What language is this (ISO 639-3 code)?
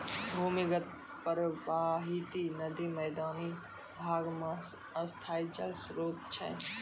mai